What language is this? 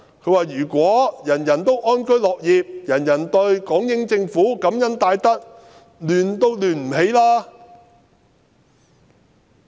Cantonese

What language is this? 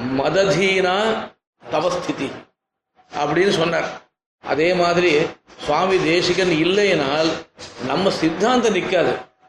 Tamil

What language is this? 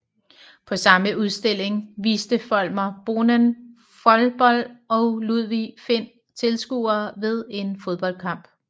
Danish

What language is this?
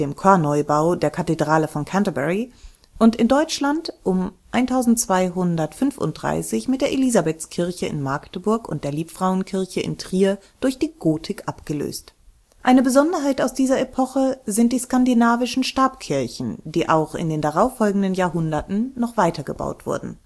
German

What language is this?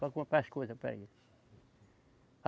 Portuguese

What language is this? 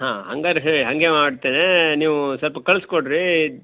Kannada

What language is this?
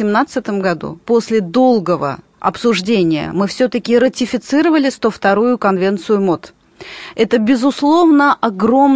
Russian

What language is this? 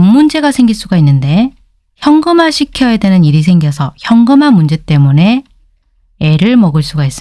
Korean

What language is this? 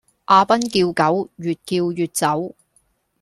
Cantonese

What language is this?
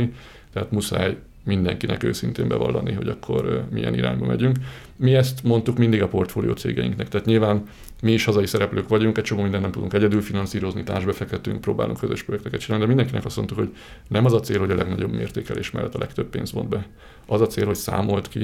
Hungarian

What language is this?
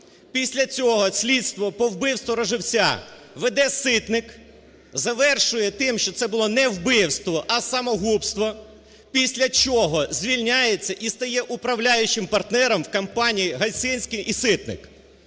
Ukrainian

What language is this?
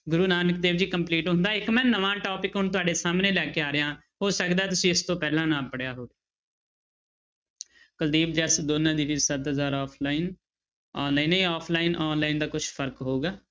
Punjabi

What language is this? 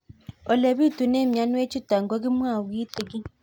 Kalenjin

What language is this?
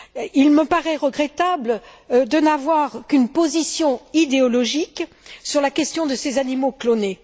French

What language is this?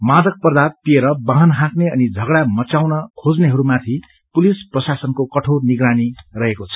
Nepali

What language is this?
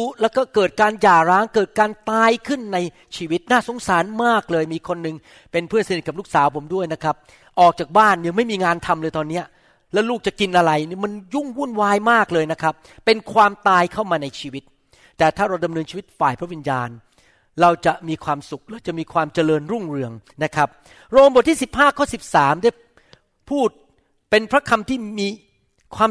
Thai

